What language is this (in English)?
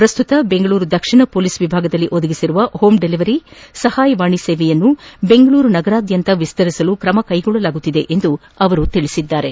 Kannada